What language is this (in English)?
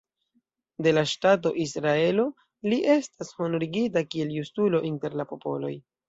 Esperanto